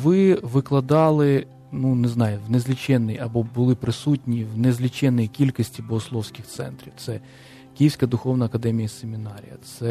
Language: Ukrainian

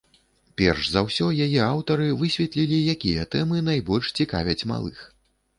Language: Belarusian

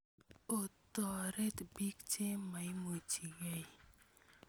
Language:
Kalenjin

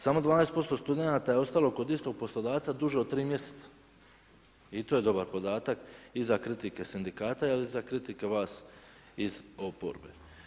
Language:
Croatian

